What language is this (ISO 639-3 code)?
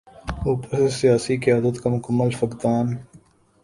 urd